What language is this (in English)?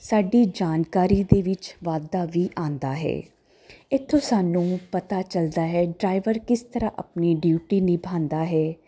Punjabi